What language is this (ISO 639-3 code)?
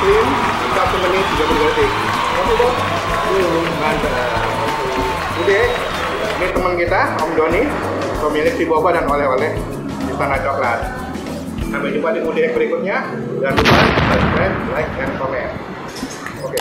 ind